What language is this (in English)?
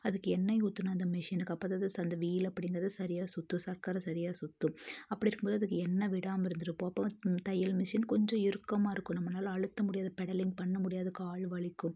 Tamil